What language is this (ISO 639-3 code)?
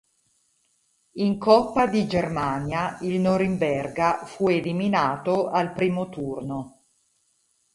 ita